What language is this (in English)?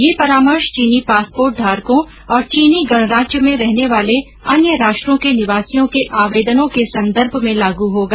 Hindi